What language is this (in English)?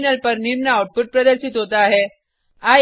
Hindi